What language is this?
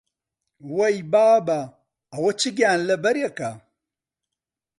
Central Kurdish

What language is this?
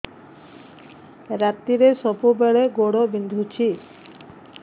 Odia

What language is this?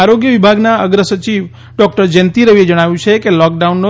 Gujarati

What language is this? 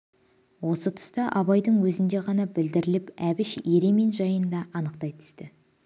Kazakh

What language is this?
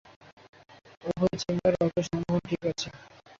Bangla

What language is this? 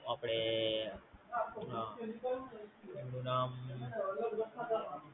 Gujarati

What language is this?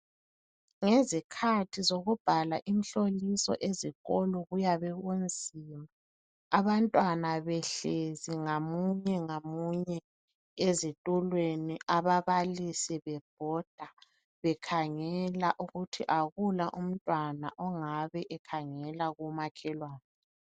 North Ndebele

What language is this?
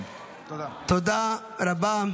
Hebrew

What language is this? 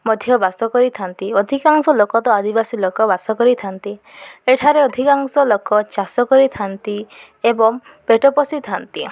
Odia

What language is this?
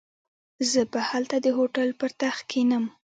Pashto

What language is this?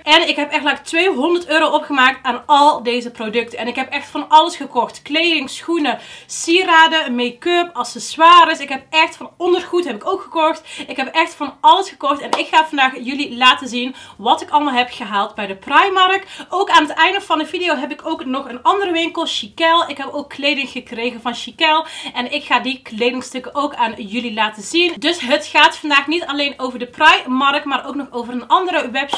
Dutch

